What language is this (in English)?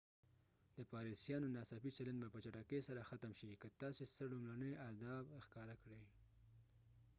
Pashto